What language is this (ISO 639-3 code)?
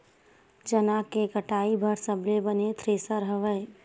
hne